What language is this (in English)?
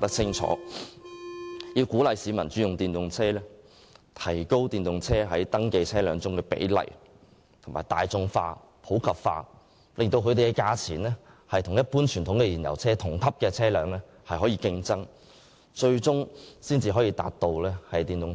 Cantonese